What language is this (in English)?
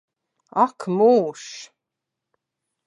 Latvian